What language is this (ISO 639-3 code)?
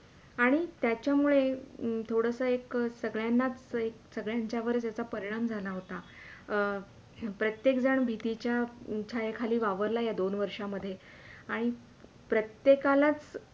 mar